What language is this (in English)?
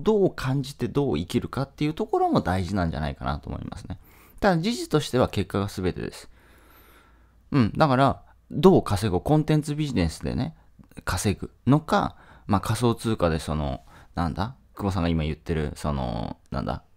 Japanese